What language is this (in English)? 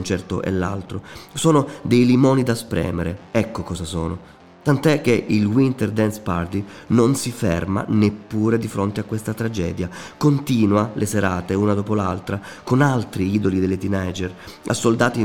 Italian